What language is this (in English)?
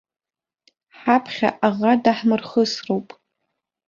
Abkhazian